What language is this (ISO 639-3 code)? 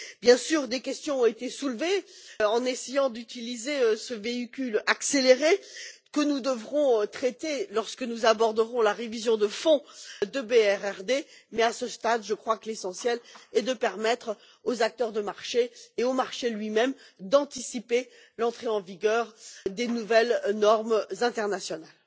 fra